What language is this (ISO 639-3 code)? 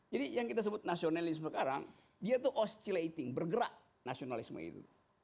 ind